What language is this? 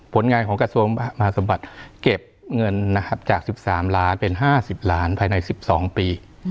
Thai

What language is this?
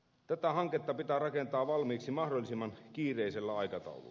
Finnish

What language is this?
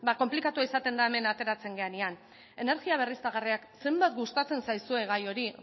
Basque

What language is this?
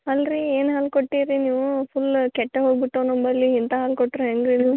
Kannada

